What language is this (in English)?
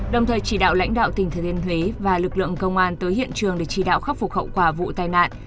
Vietnamese